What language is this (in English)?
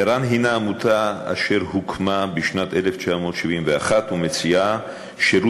Hebrew